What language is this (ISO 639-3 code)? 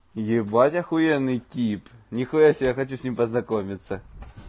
rus